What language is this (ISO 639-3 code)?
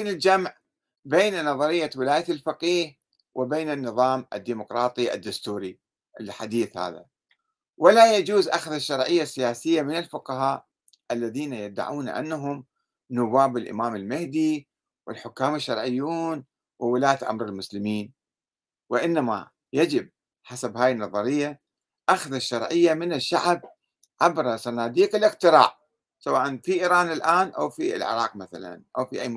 ara